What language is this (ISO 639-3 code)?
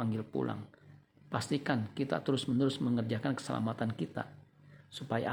ind